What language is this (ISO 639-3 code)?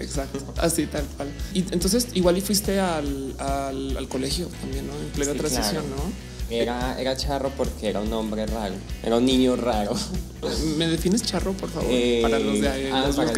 spa